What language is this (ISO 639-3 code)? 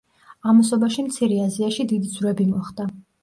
kat